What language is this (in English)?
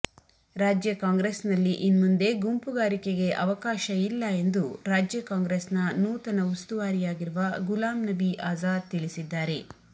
Kannada